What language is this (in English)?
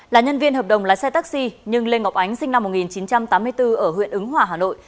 Vietnamese